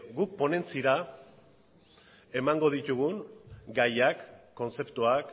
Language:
Basque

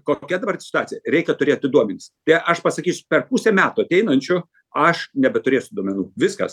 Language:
Lithuanian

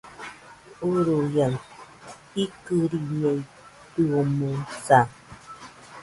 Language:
Nüpode Huitoto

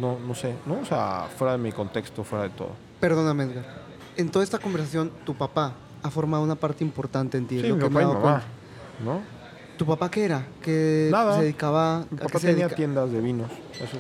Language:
Spanish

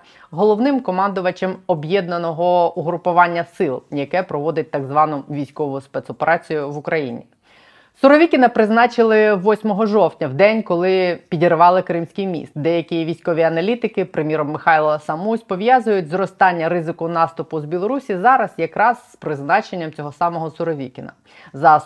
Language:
Ukrainian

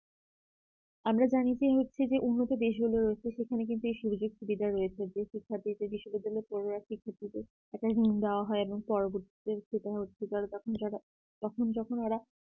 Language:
Bangla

